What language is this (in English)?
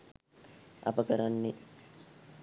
Sinhala